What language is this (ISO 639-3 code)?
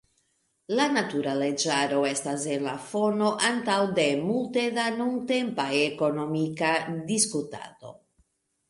epo